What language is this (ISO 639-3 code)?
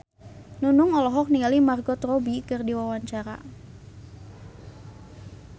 sun